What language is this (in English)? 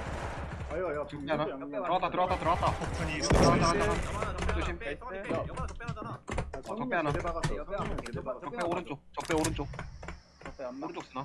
Korean